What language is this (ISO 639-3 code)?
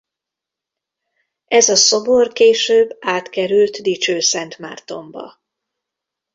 hun